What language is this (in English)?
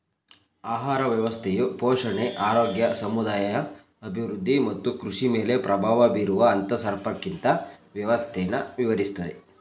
Kannada